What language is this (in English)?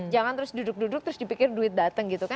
Indonesian